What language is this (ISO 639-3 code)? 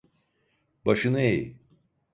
tur